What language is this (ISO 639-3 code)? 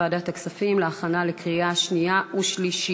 heb